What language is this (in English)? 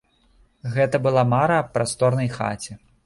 Belarusian